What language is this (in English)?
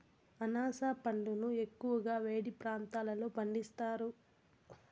Telugu